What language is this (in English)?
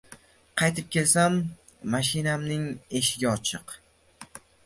Uzbek